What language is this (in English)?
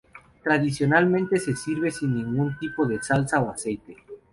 Spanish